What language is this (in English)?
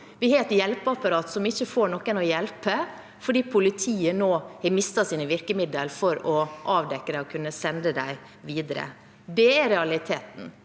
Norwegian